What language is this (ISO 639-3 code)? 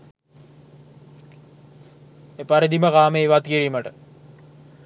sin